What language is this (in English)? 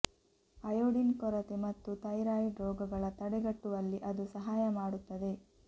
Kannada